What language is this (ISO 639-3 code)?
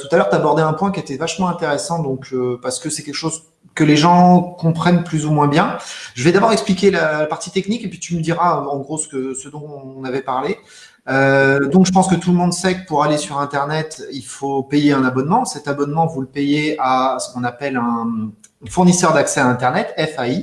fra